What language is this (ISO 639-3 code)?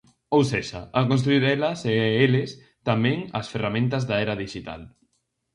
glg